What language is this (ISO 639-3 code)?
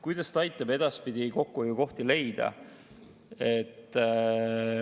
est